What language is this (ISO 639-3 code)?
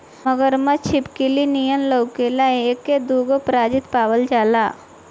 bho